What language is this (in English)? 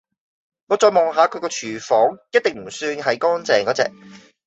Cantonese